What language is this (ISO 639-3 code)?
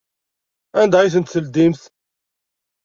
kab